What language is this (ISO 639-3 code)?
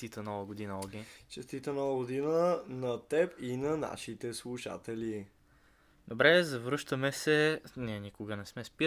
bul